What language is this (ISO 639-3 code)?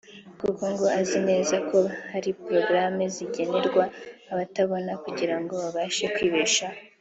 kin